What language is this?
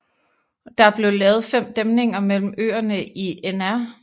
Danish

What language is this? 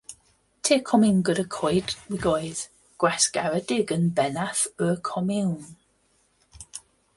Welsh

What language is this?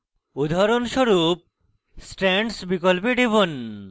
Bangla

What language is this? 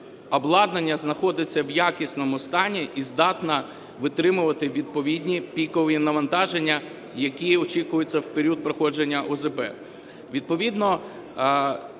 Ukrainian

